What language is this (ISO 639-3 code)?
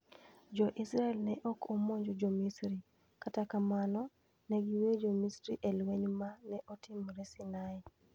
luo